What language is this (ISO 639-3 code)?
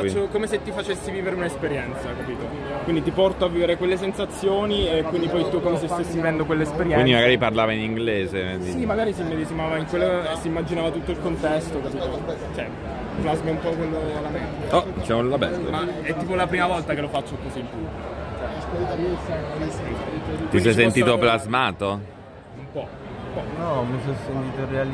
ita